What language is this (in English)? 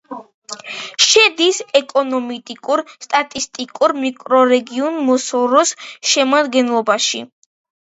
Georgian